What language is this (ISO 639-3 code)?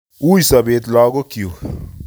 kln